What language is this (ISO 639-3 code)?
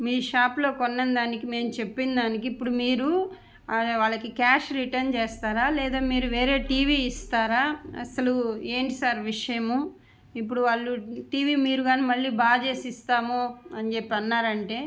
tel